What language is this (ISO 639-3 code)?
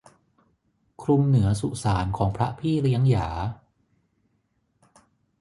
tha